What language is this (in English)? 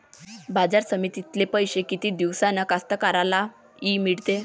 Marathi